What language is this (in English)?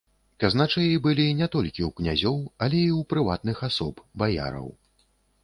Belarusian